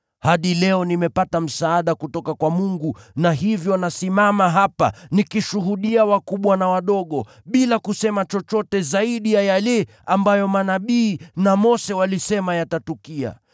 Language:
Swahili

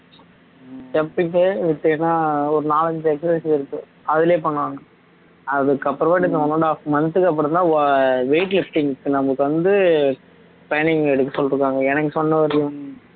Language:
Tamil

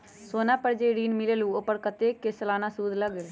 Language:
Magahi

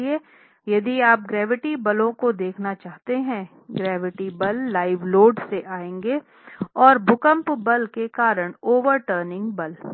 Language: Hindi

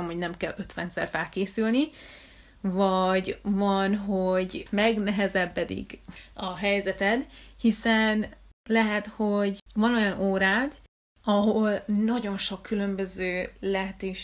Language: Hungarian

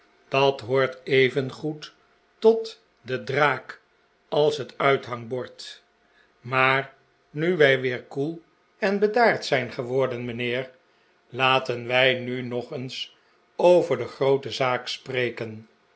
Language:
Dutch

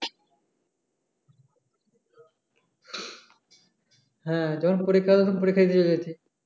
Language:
Bangla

